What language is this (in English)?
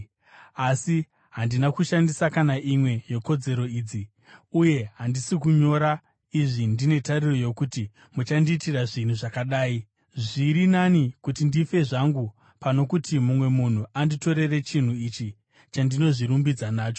Shona